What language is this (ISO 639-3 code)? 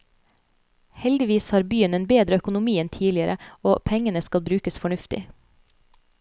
nor